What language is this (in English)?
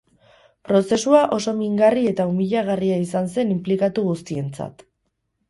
Basque